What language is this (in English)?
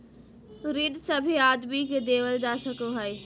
Magahi